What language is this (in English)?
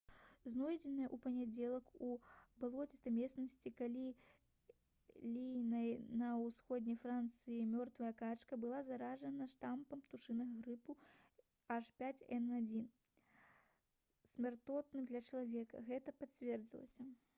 Belarusian